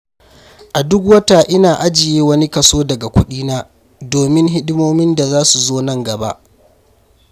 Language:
Hausa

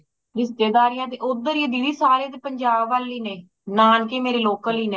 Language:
Punjabi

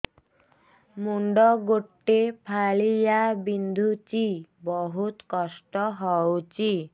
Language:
Odia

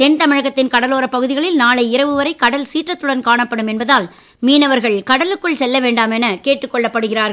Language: Tamil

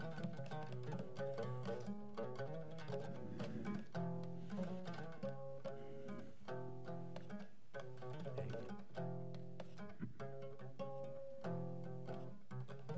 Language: Fula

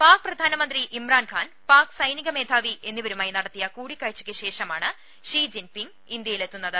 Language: Malayalam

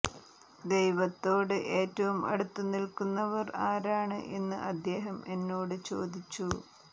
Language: Malayalam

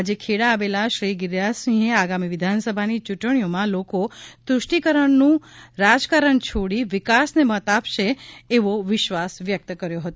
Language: Gujarati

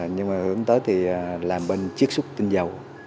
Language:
Vietnamese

